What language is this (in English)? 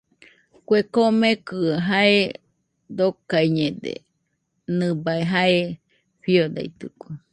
Nüpode Huitoto